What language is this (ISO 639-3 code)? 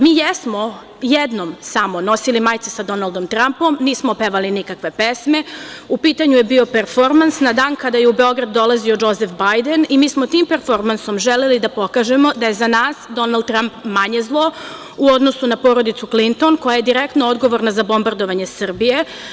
srp